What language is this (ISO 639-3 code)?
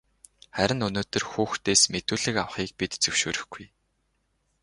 mon